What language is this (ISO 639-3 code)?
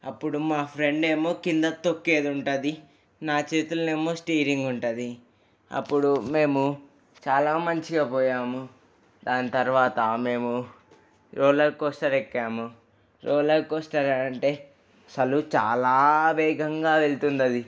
tel